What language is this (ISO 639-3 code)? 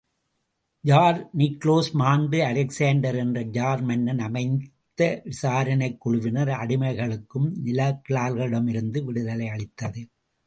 tam